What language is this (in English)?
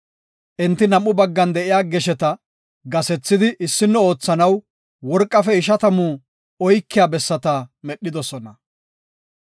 Gofa